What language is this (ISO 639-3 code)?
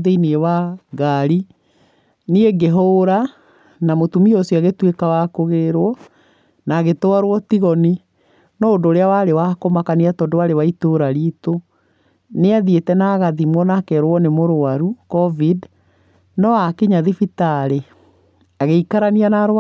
kik